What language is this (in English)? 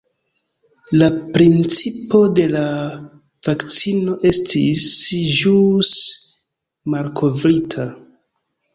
Esperanto